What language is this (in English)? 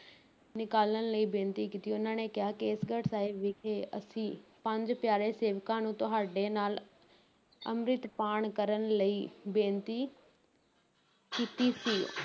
Punjabi